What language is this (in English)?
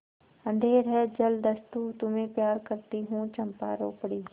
Hindi